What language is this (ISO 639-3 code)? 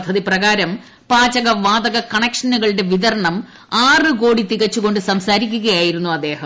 mal